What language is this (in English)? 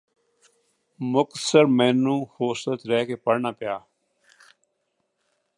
Punjabi